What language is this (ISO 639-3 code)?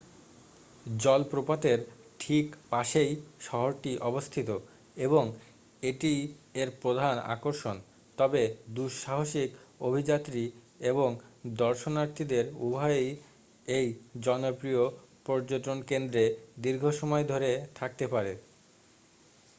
ben